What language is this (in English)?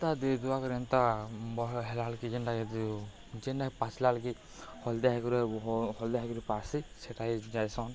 Odia